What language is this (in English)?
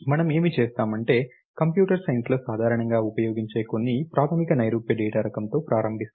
Telugu